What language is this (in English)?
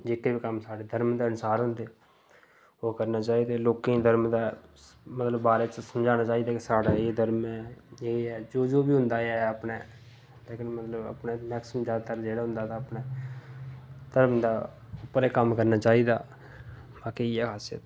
Dogri